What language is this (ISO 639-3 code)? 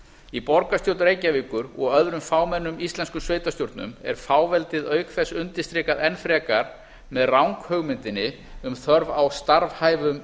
isl